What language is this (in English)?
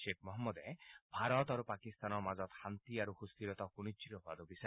Assamese